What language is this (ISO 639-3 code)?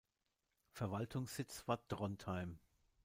deu